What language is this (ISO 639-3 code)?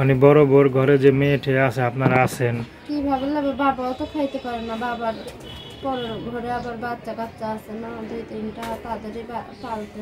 tha